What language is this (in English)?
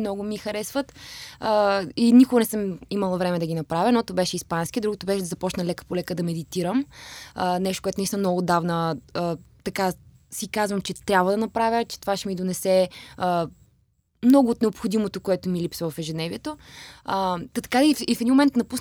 Bulgarian